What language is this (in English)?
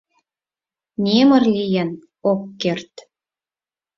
Mari